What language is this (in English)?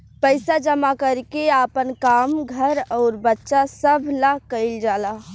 Bhojpuri